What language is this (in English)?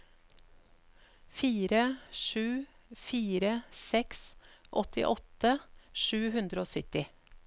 Norwegian